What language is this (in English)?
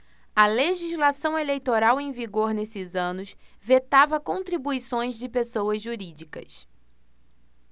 Portuguese